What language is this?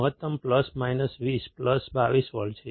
Gujarati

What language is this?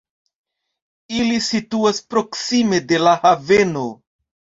Esperanto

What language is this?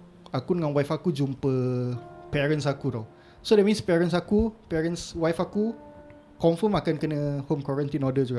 Malay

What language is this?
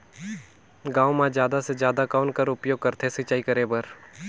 Chhattisgarhi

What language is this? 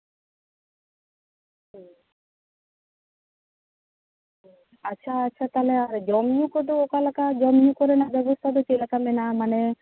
Santali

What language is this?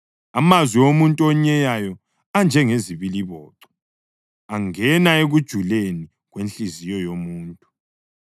North Ndebele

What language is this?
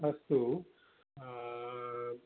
Sanskrit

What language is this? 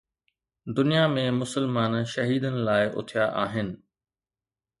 Sindhi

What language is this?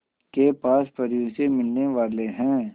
Hindi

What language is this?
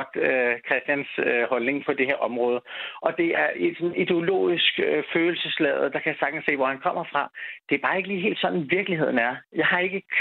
Danish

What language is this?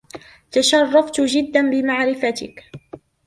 Arabic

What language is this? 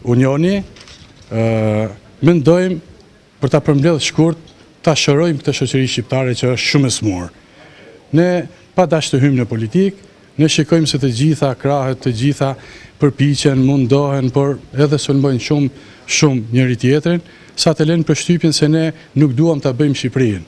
Romanian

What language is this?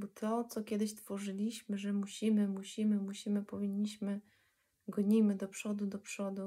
Polish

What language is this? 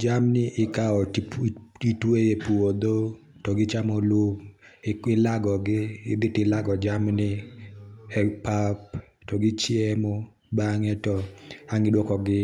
Luo (Kenya and Tanzania)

